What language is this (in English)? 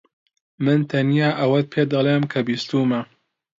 Central Kurdish